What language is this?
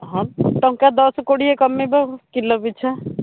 Odia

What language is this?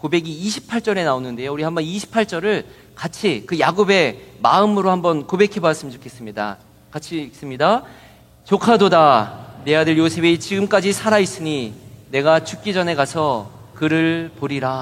Korean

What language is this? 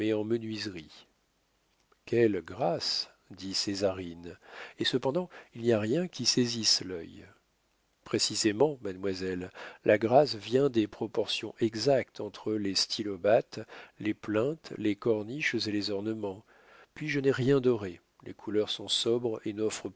French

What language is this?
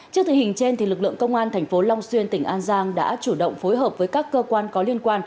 Vietnamese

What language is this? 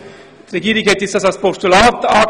Swiss German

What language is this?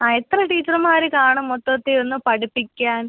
Malayalam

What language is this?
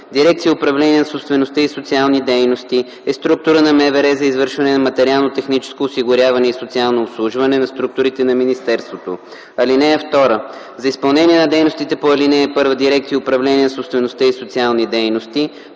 Bulgarian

